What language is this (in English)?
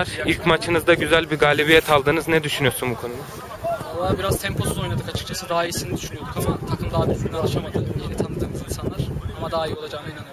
Turkish